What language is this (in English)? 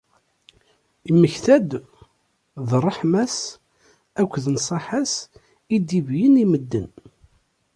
Kabyle